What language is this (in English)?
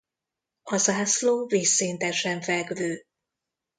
Hungarian